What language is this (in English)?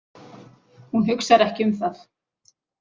Icelandic